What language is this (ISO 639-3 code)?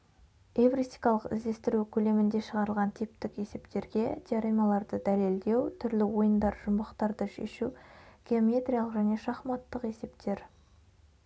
kaz